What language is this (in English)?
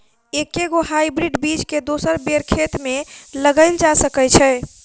Maithili